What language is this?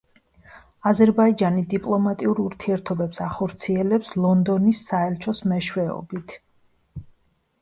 Georgian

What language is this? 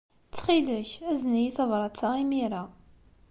Kabyle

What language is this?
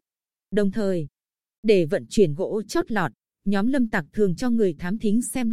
Vietnamese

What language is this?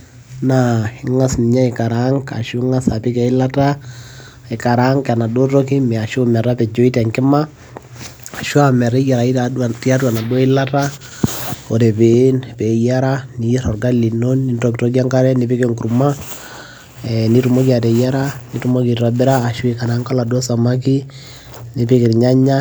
Masai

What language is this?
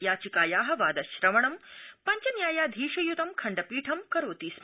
Sanskrit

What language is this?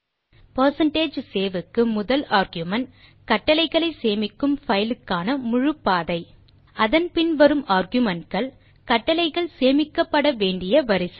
Tamil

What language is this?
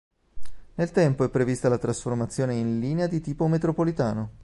Italian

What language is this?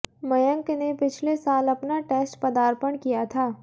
Hindi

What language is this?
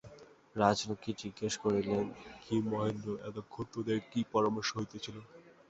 Bangla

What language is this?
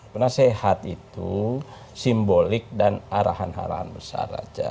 Indonesian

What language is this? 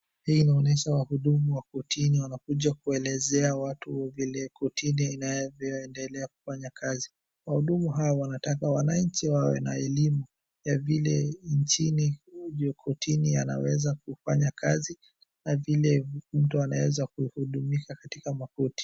Swahili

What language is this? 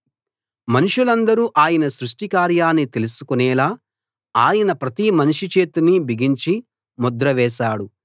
Telugu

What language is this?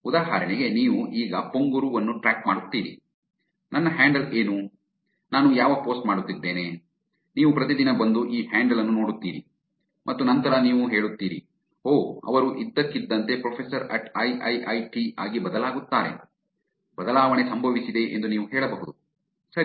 Kannada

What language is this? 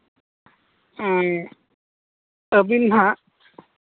Santali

